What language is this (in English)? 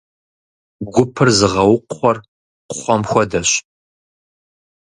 Kabardian